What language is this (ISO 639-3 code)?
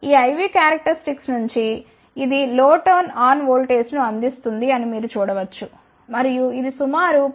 tel